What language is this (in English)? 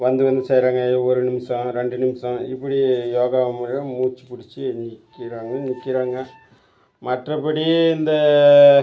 Tamil